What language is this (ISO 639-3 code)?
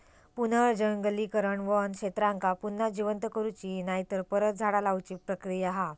mar